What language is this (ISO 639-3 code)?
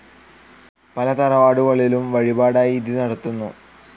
mal